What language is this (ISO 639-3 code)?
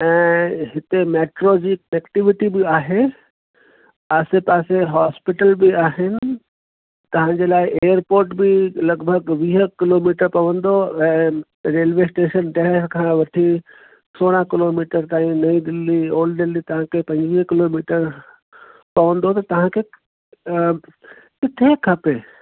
snd